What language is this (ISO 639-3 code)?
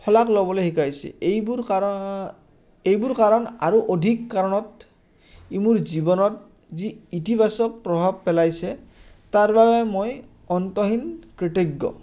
asm